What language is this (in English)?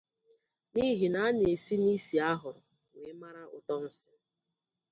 Igbo